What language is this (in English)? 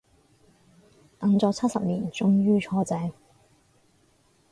Cantonese